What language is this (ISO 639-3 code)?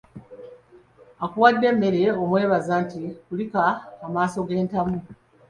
lug